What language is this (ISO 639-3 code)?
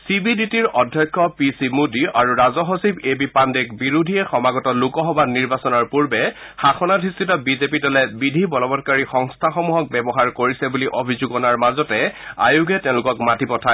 asm